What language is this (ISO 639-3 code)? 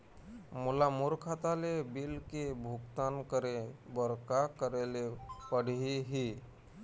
hne